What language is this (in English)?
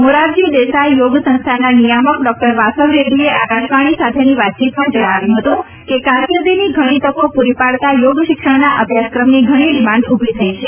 Gujarati